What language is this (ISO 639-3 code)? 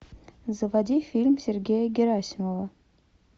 rus